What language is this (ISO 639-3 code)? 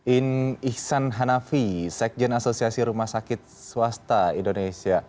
ind